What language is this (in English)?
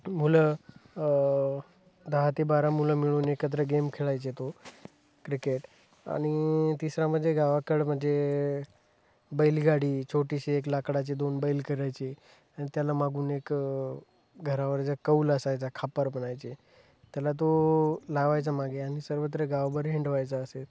Marathi